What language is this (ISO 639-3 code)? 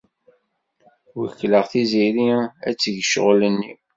kab